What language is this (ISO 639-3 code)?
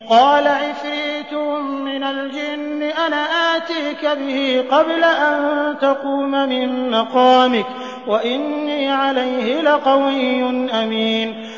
ara